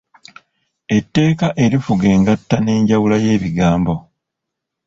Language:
Ganda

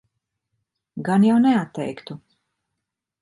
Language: Latvian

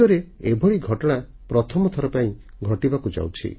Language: Odia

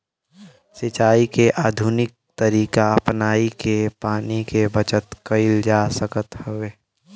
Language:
Bhojpuri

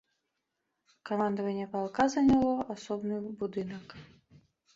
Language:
Belarusian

